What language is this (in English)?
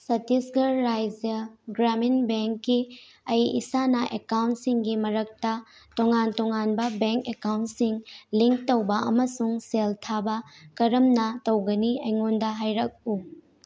Manipuri